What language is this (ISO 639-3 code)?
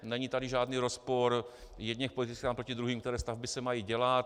ces